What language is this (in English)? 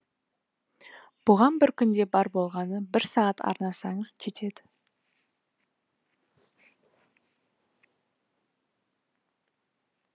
Kazakh